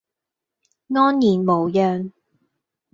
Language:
Cantonese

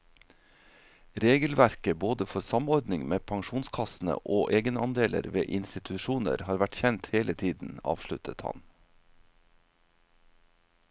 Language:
Norwegian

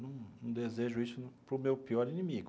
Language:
Portuguese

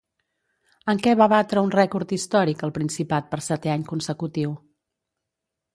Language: Catalan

